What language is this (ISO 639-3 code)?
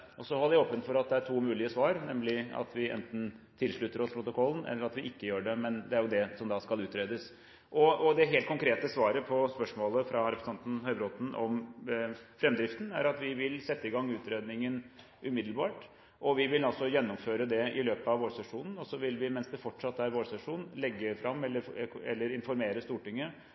nob